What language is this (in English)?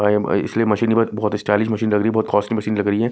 Hindi